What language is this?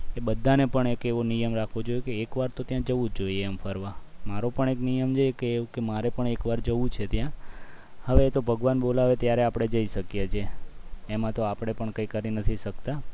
Gujarati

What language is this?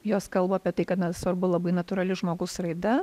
Lithuanian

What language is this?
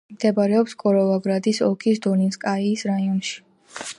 Georgian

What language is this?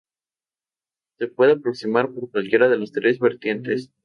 Spanish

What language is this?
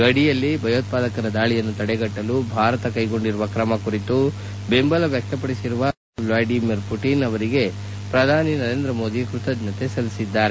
Kannada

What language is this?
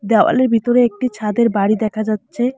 Bangla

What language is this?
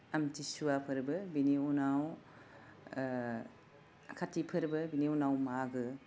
Bodo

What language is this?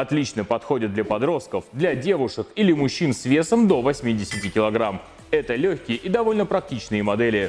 Russian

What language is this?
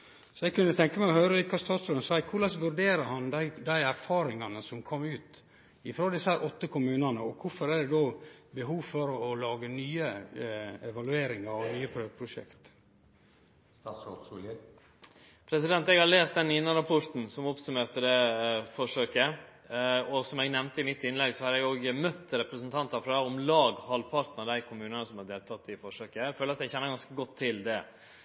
Norwegian Nynorsk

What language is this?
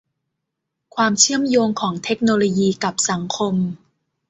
Thai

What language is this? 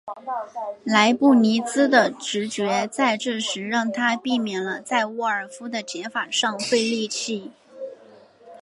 Chinese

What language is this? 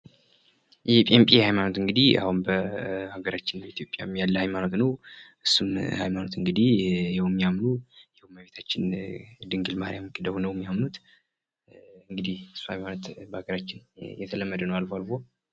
Amharic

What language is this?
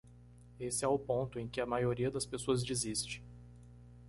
Portuguese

